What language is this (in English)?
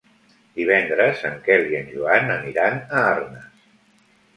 Catalan